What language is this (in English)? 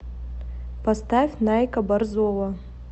Russian